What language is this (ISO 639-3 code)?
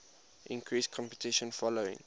eng